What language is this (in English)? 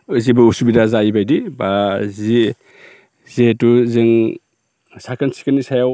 Bodo